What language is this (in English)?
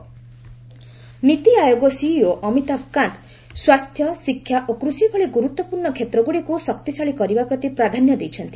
Odia